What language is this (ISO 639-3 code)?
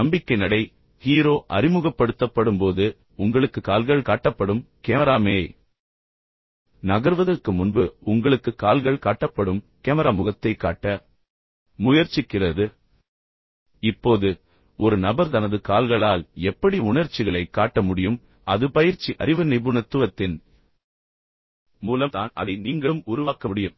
tam